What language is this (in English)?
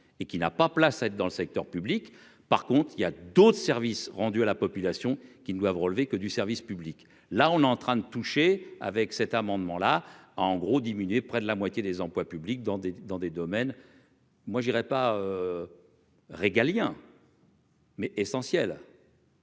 French